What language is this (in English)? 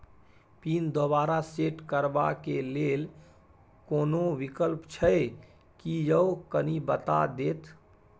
Maithili